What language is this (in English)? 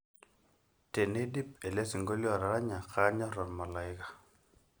Masai